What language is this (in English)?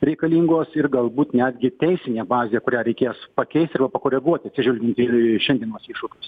Lithuanian